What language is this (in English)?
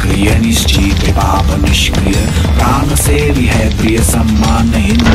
Hindi